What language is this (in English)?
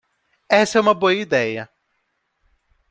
Portuguese